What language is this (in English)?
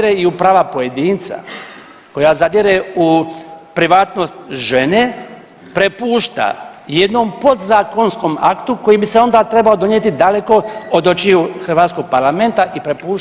Croatian